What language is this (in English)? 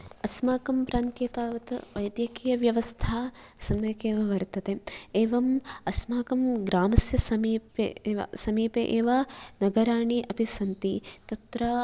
Sanskrit